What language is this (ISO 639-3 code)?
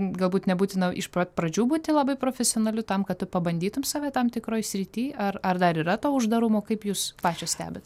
lit